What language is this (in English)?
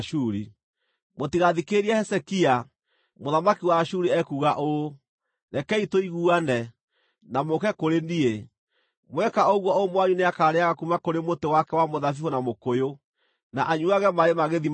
Kikuyu